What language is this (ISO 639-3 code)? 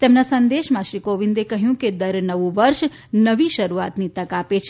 guj